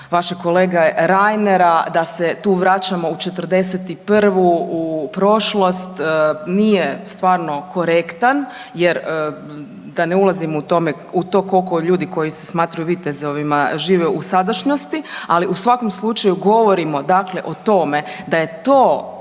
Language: Croatian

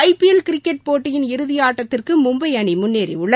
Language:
Tamil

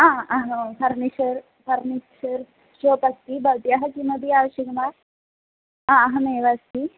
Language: Sanskrit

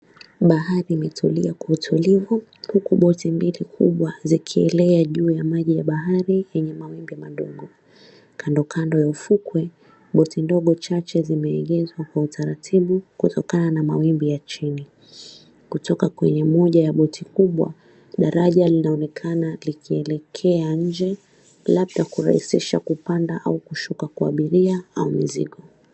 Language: Swahili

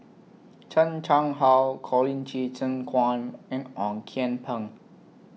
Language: English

